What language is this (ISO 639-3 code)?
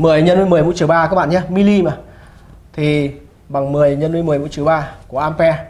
vie